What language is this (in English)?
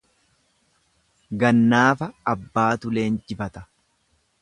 Oromo